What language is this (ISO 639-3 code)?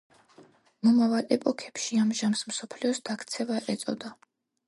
kat